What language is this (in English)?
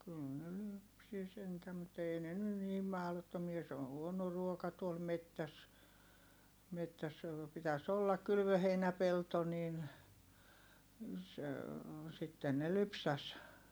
Finnish